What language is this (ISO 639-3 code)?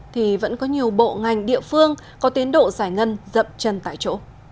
vie